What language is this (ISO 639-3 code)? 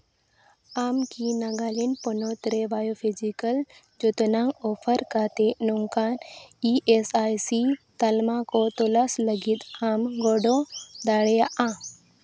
sat